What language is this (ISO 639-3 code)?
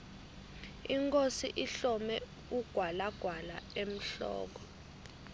ssw